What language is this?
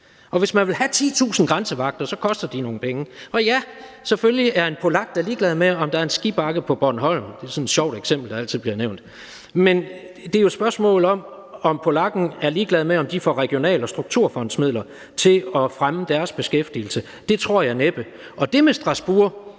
Danish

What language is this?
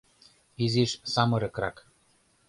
Mari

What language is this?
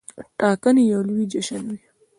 Pashto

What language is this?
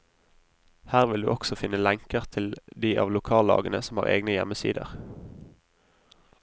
Norwegian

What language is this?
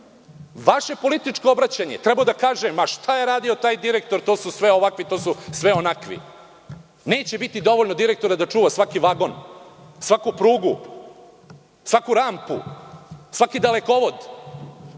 Serbian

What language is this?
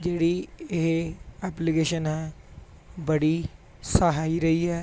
Punjabi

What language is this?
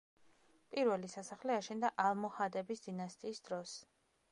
Georgian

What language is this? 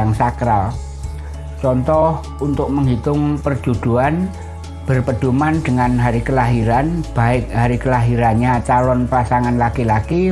Indonesian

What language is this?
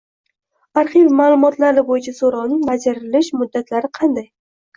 Uzbek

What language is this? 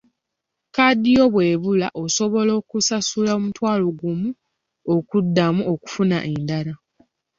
Ganda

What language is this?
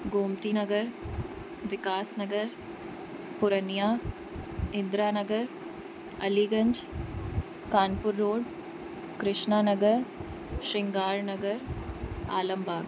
Sindhi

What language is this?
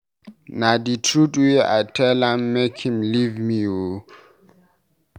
Nigerian Pidgin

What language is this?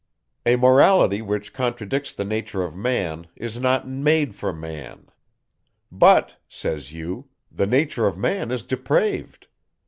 English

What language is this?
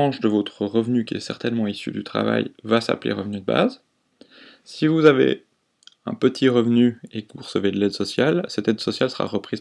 French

